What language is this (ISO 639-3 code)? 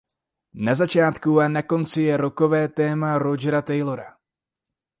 ces